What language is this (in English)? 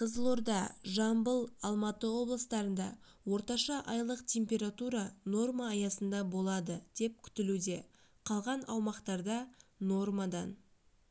Kazakh